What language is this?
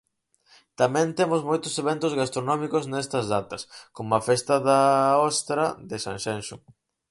Galician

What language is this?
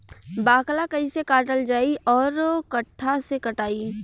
Bhojpuri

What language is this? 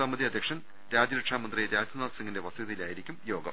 Malayalam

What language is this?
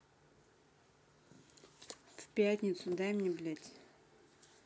Russian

